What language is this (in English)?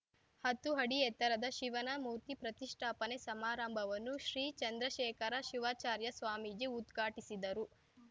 Kannada